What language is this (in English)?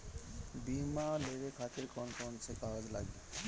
Bhojpuri